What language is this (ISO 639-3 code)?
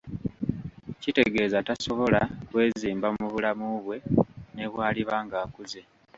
lug